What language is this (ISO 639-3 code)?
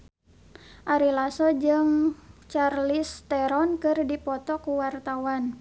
sun